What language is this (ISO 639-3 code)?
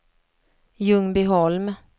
swe